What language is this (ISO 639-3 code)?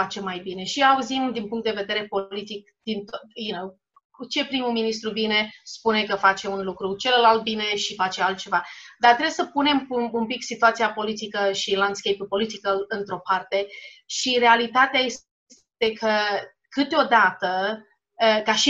ron